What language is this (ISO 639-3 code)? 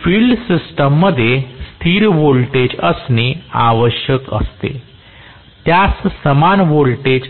mar